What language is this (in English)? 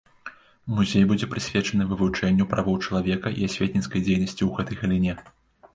Belarusian